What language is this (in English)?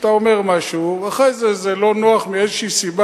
Hebrew